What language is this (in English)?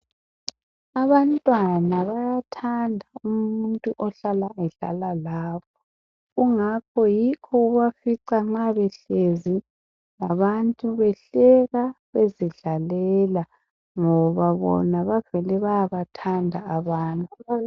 North Ndebele